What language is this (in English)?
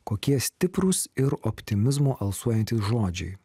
Lithuanian